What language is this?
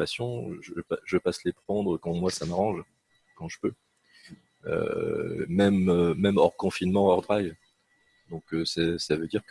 French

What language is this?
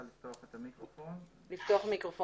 Hebrew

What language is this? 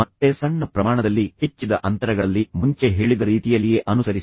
Kannada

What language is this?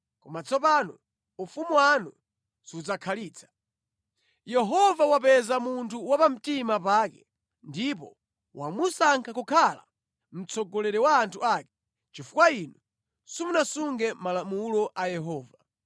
Nyanja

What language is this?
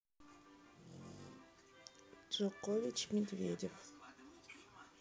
Russian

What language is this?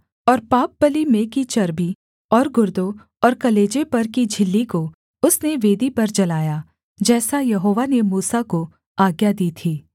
Hindi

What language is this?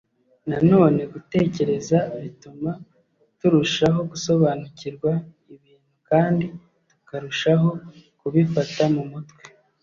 Kinyarwanda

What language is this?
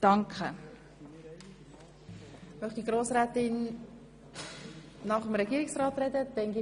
Swiss German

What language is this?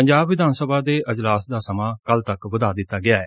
Punjabi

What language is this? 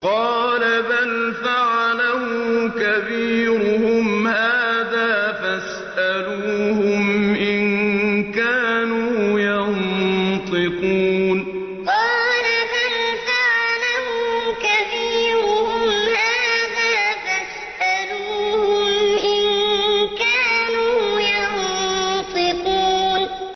Arabic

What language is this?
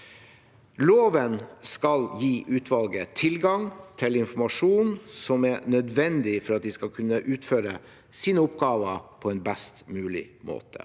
Norwegian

